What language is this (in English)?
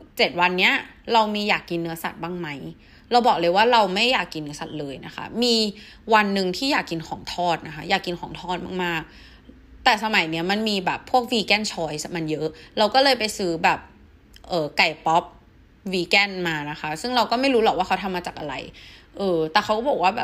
Thai